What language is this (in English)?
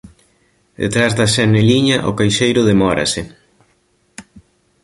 Galician